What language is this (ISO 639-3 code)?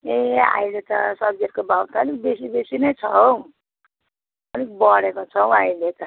nep